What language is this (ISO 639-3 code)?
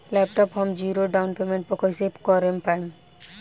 bho